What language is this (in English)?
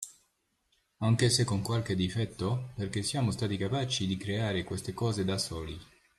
Italian